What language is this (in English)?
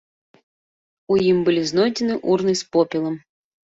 Belarusian